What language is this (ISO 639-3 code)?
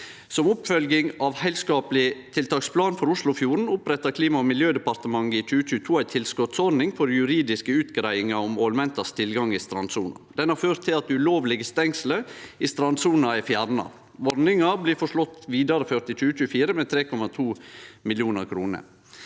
nor